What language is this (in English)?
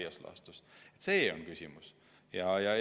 Estonian